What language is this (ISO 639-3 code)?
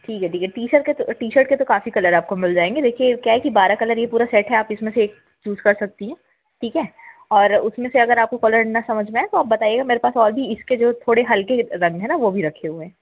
hin